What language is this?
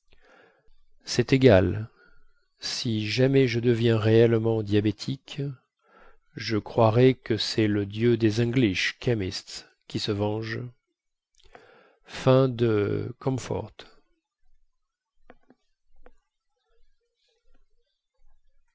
French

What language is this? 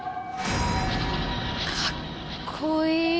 Japanese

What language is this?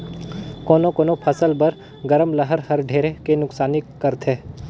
Chhattisgarhi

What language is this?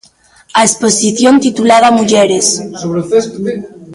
Galician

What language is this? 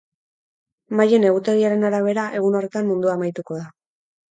Basque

